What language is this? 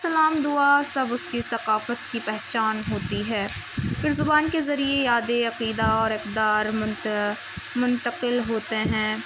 Urdu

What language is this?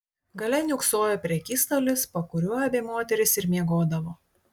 Lithuanian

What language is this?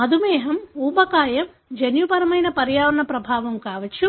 Telugu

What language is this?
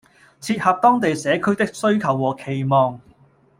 Cantonese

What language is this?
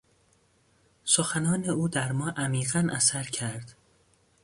Persian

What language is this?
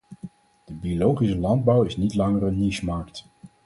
Dutch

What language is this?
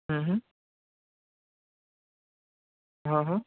Gujarati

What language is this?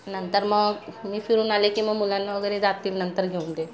Marathi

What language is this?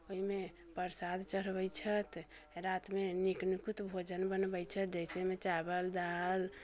Maithili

